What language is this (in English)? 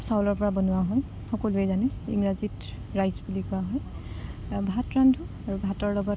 Assamese